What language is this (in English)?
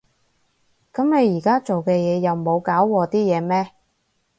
Cantonese